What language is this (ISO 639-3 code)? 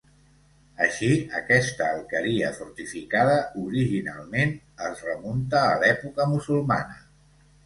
cat